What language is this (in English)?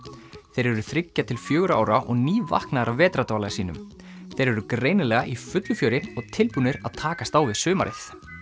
Icelandic